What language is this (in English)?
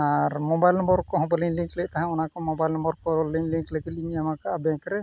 Santali